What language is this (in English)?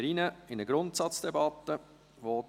Swiss German